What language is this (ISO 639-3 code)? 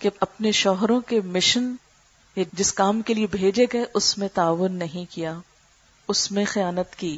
urd